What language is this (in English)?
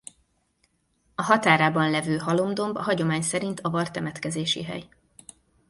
Hungarian